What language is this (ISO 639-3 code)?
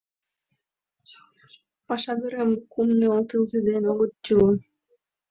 chm